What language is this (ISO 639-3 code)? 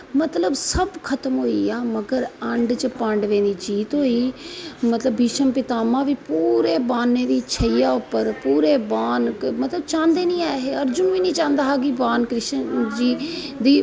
doi